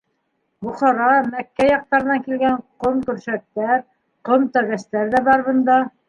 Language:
Bashkir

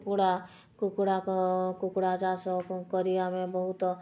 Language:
Odia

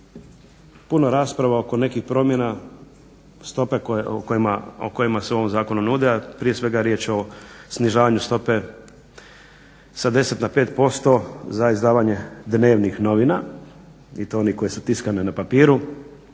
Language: Croatian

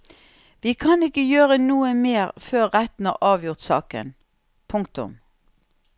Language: Norwegian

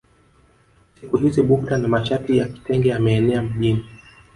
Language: Swahili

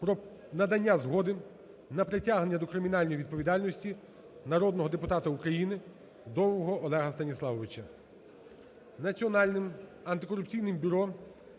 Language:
Ukrainian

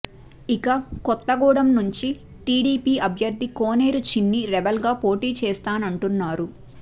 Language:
Telugu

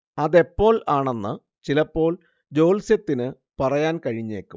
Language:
Malayalam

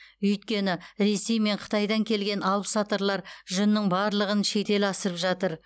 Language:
Kazakh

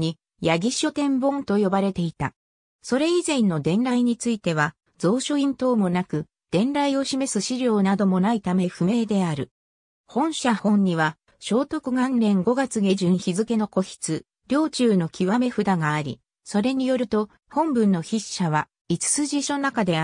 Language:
Japanese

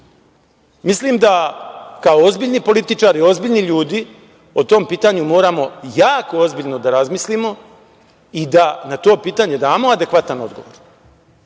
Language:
Serbian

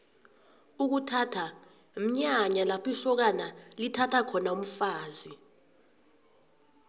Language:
South Ndebele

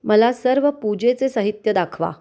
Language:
Marathi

